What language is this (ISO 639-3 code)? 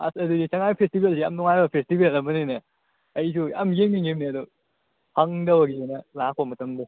mni